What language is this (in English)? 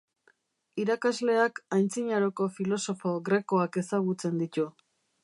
Basque